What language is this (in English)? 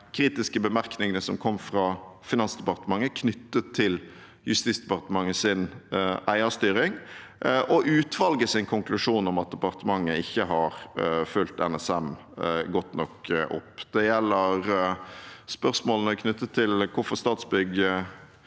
Norwegian